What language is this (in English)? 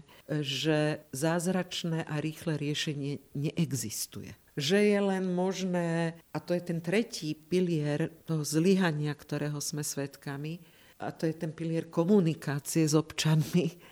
Slovak